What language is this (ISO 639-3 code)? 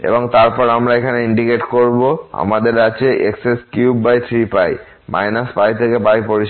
ben